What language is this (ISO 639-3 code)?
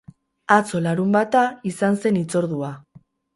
eus